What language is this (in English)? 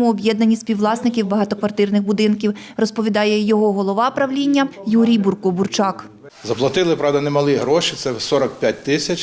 Ukrainian